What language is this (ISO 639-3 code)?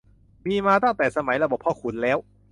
tha